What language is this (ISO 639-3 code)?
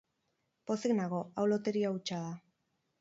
eus